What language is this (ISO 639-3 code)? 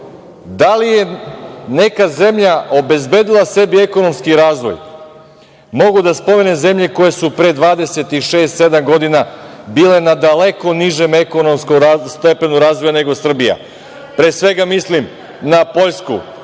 srp